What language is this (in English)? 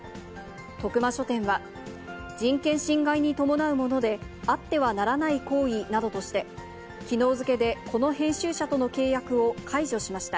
Japanese